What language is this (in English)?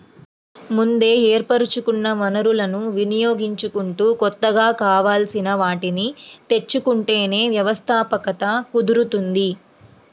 Telugu